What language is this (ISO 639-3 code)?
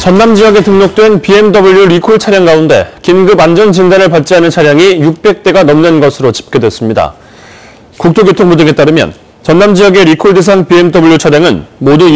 kor